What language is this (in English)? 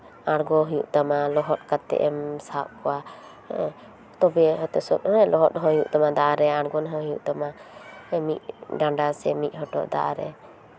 Santali